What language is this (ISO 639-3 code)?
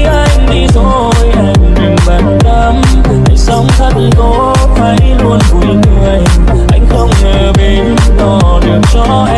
vie